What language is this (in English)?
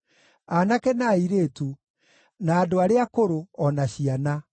Kikuyu